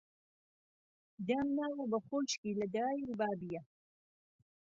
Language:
Central Kurdish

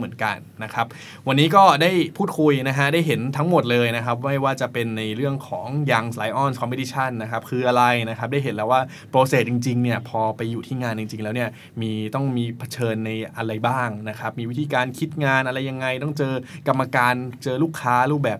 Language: Thai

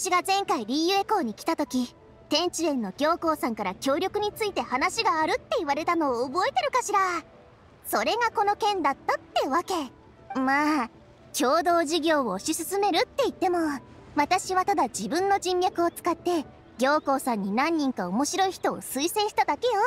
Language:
Japanese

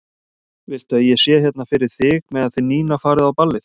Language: Icelandic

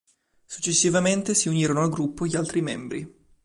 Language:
Italian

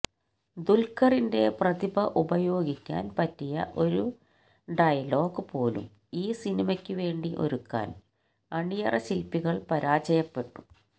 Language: Malayalam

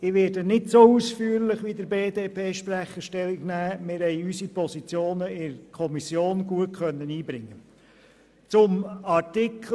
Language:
Swiss German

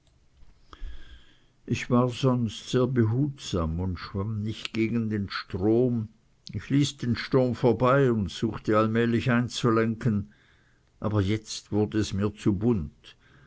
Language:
German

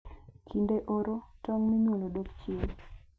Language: Luo (Kenya and Tanzania)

